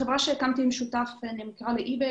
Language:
Hebrew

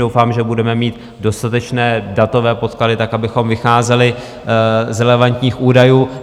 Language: Czech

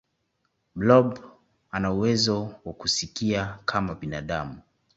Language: Swahili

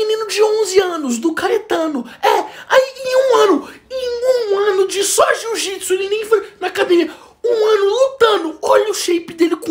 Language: Portuguese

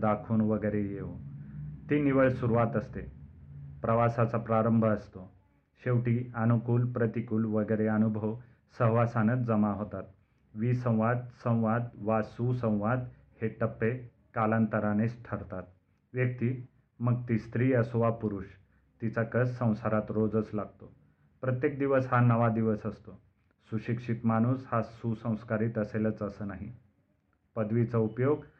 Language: Marathi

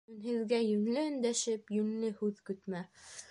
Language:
Bashkir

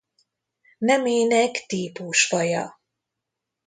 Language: Hungarian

